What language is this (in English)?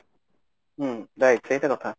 Odia